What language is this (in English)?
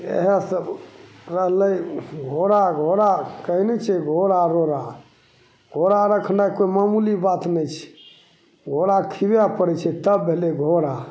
Maithili